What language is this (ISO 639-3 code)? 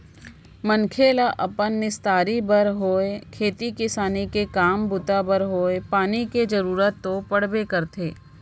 hne